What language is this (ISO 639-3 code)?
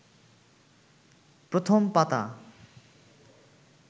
ben